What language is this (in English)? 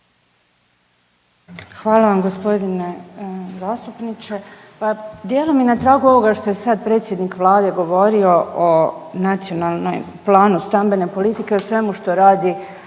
Croatian